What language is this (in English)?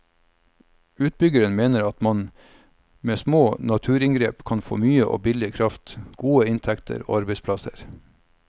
Norwegian